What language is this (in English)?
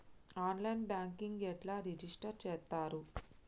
Telugu